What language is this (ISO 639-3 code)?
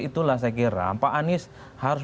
ind